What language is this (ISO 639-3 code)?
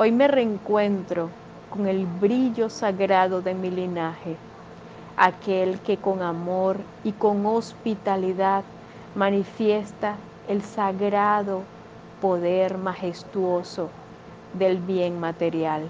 spa